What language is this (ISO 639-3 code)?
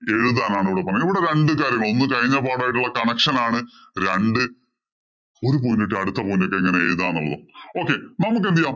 mal